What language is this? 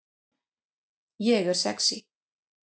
Icelandic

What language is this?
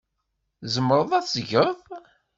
Kabyle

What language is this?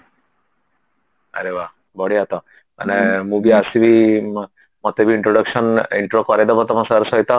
Odia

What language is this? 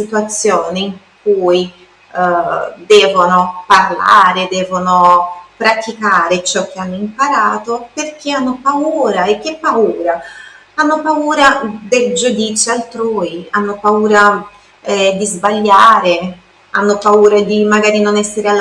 Italian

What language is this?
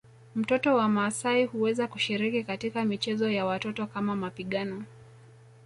Swahili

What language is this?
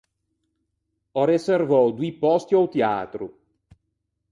Ligurian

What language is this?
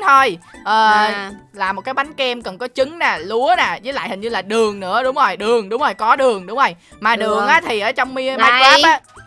Vietnamese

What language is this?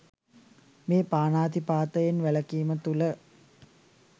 Sinhala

